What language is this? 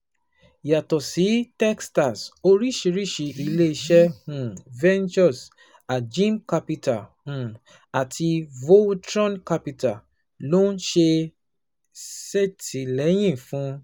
Yoruba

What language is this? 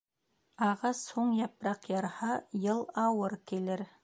Bashkir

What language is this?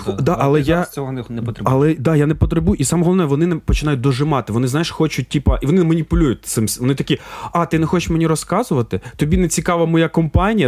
Ukrainian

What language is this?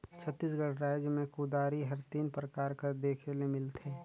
Chhattisgarhi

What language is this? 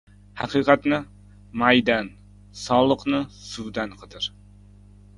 Uzbek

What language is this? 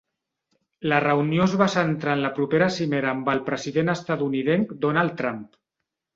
Catalan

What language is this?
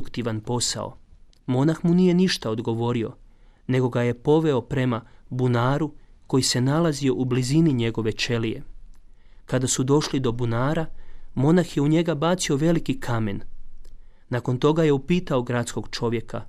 Croatian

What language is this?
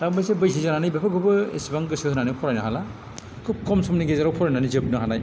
Bodo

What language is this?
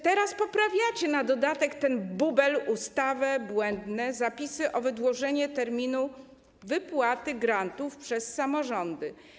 Polish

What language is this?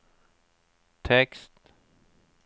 Norwegian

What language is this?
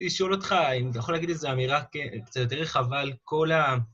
Hebrew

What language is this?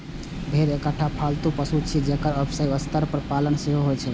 Maithili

